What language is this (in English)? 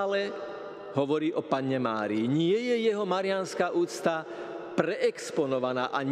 Slovak